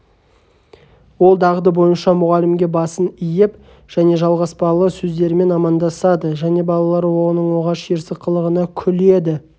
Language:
Kazakh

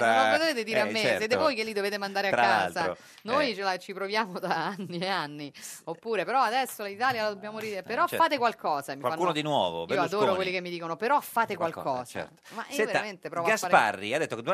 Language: Italian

